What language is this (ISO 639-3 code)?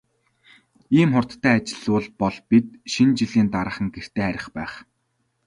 mon